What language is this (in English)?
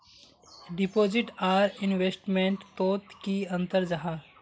Magahi